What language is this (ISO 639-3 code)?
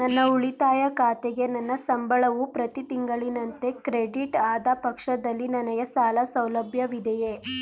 kan